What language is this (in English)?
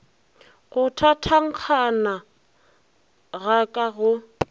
Northern Sotho